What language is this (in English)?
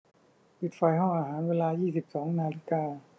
Thai